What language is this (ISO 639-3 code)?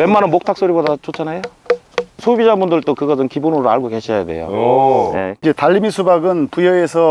kor